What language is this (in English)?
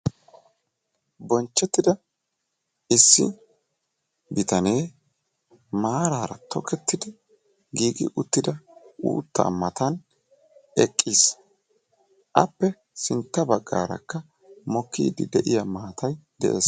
Wolaytta